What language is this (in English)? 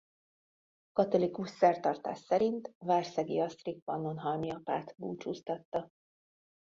Hungarian